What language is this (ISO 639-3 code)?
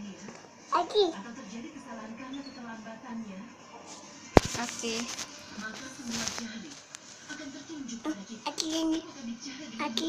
ind